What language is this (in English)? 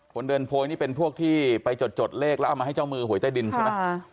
Thai